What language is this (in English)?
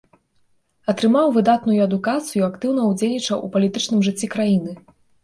Belarusian